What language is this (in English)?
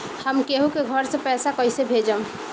Bhojpuri